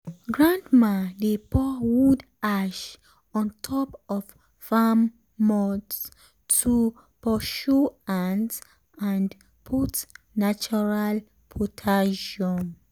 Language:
Nigerian Pidgin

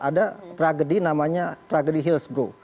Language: Indonesian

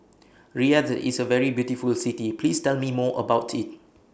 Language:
English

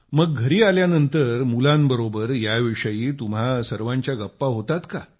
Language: Marathi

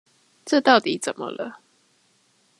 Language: Chinese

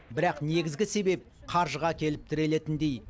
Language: Kazakh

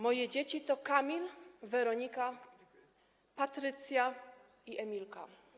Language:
Polish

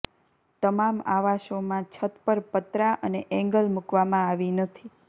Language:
Gujarati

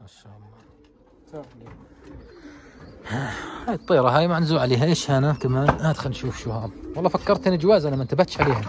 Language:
Arabic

